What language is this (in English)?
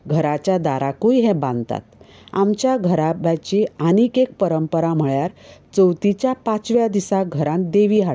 Konkani